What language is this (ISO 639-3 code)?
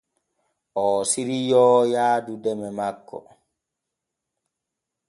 fue